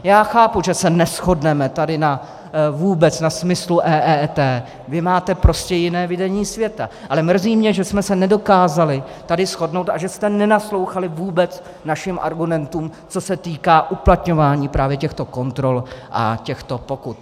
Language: Czech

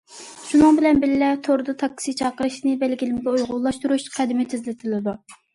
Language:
Uyghur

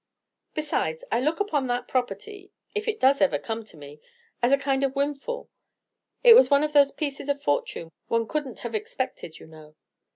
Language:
English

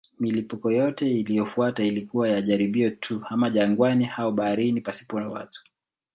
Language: Swahili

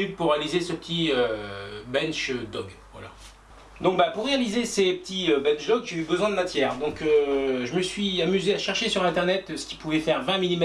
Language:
French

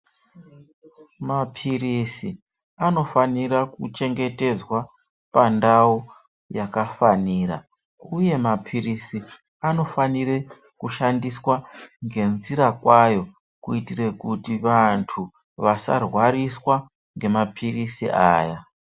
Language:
Ndau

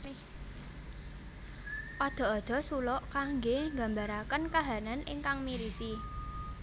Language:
Javanese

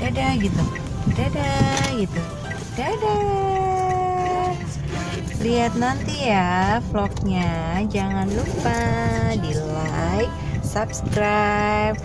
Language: Indonesian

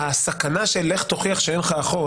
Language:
Hebrew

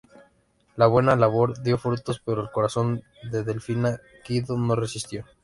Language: Spanish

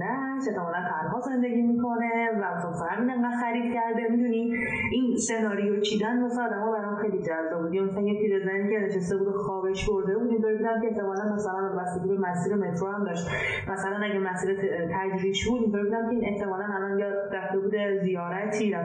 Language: Persian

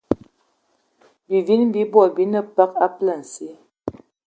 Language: Eton (Cameroon)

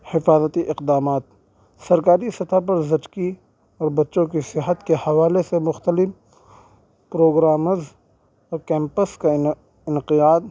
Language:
Urdu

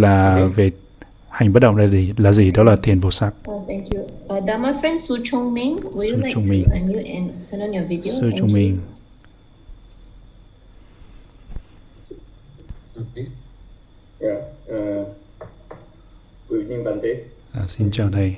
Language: Vietnamese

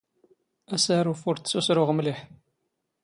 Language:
Standard Moroccan Tamazight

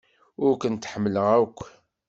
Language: Kabyle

